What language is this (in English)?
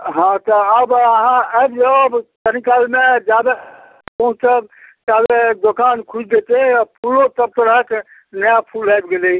Maithili